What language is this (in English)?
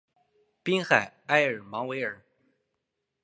Chinese